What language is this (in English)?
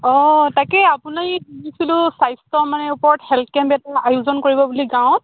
Assamese